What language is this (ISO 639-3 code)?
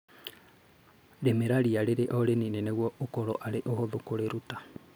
kik